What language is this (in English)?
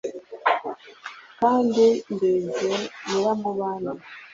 Kinyarwanda